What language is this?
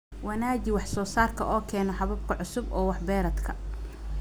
Somali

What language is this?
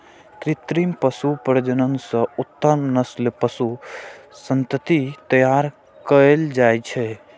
Maithili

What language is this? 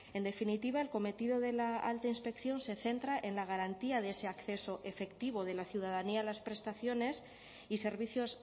Spanish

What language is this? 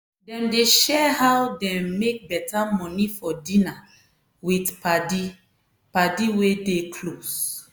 Nigerian Pidgin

